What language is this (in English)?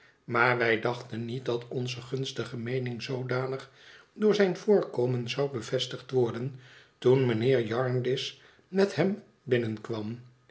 Dutch